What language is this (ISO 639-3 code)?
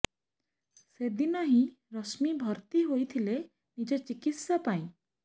ori